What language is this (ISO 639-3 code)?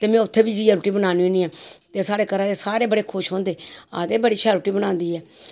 doi